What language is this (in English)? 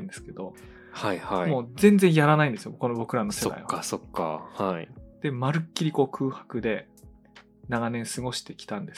Japanese